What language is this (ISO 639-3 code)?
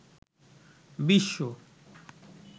ben